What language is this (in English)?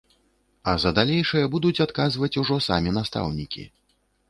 Belarusian